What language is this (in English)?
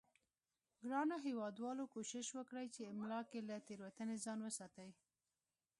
Pashto